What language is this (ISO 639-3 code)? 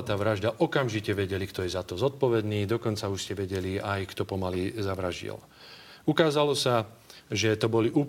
slk